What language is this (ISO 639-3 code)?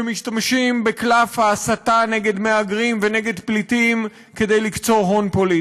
heb